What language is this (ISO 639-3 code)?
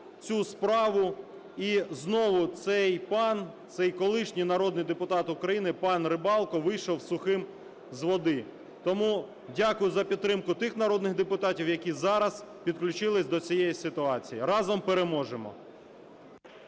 ukr